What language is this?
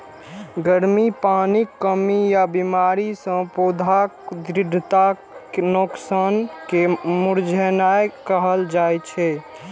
Maithili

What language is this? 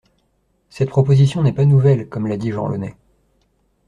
French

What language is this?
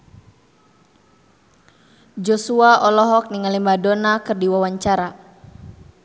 Sundanese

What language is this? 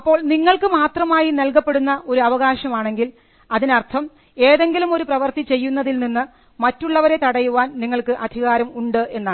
Malayalam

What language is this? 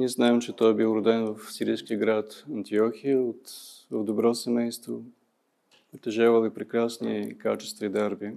Bulgarian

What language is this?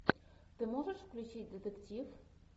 Russian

